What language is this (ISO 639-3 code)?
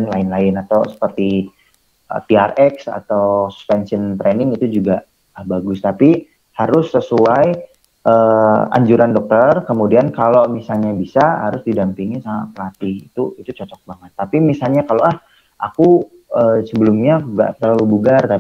ind